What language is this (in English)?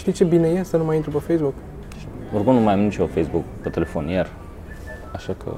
Romanian